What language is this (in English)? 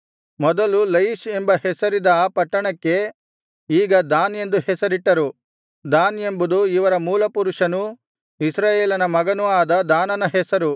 Kannada